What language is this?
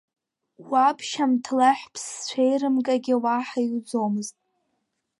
Abkhazian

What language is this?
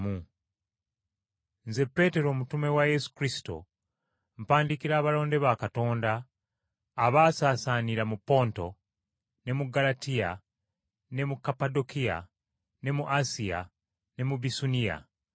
Ganda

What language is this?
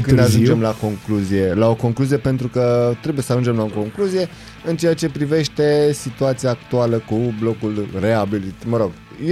Romanian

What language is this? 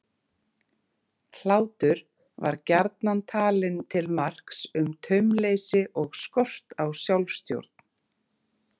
Icelandic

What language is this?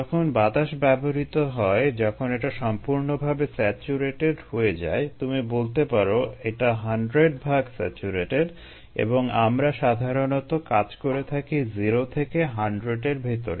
Bangla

